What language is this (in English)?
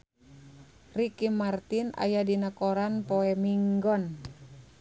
Sundanese